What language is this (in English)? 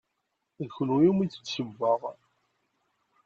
Kabyle